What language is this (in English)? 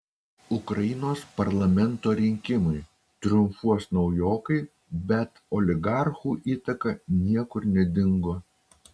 Lithuanian